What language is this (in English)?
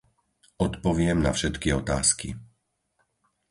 Slovak